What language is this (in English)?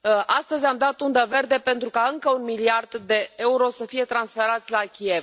Romanian